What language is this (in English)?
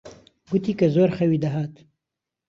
Central Kurdish